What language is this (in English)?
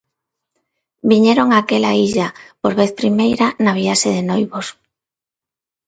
Galician